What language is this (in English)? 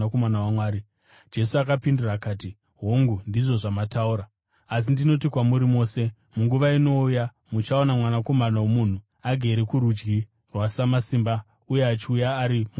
Shona